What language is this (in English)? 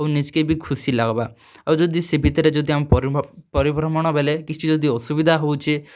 Odia